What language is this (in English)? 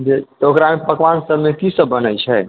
Maithili